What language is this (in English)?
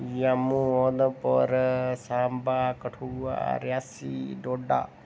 Dogri